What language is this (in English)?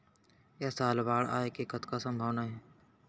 Chhattisgarhi